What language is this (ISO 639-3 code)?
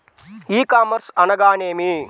tel